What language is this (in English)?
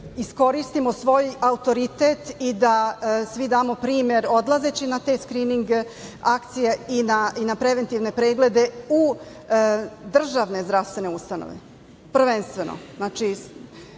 Serbian